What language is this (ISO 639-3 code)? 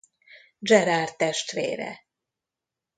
hun